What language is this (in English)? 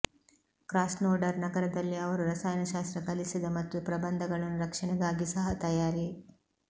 Kannada